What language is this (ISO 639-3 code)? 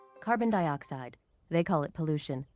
eng